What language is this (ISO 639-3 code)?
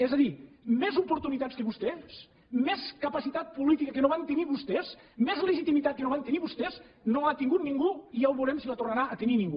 cat